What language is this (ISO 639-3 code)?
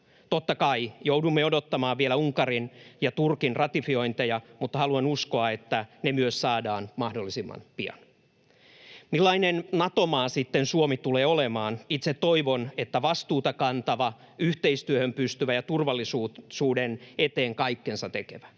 fin